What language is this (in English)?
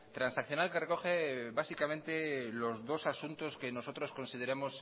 Spanish